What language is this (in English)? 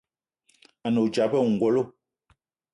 Eton (Cameroon)